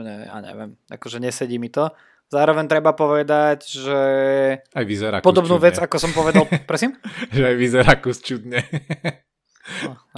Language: Slovak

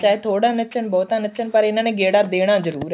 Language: Punjabi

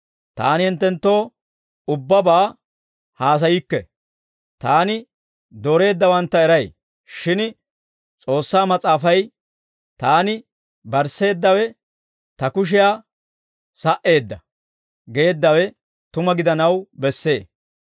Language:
Dawro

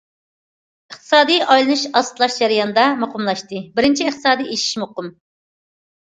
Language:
Uyghur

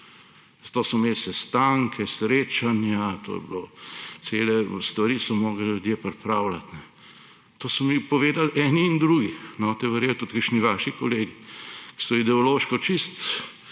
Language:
Slovenian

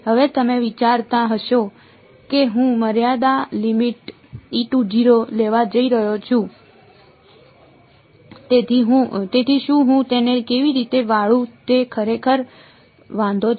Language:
Gujarati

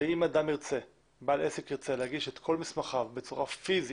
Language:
Hebrew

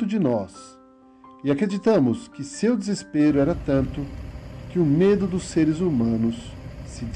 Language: Portuguese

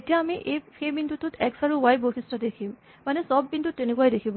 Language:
Assamese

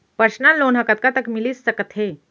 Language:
Chhattisgarhi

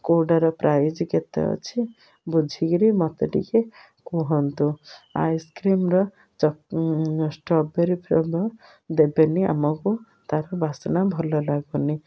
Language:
Odia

